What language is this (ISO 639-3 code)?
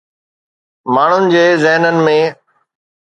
snd